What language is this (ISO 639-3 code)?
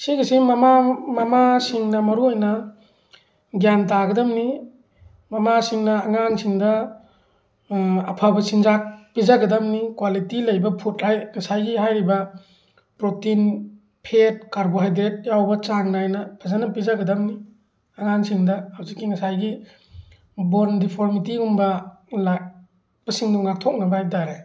mni